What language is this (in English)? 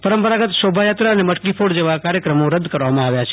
Gujarati